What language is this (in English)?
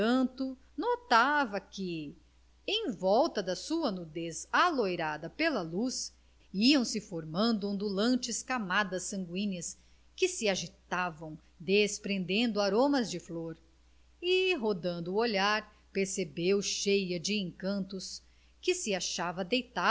Portuguese